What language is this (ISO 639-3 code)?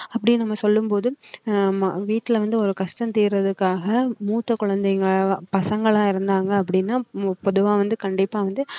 tam